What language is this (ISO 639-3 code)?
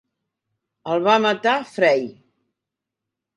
cat